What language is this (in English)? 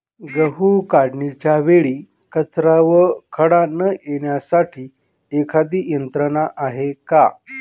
Marathi